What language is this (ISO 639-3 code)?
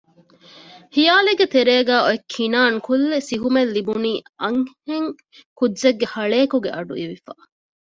div